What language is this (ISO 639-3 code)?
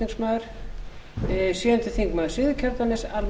isl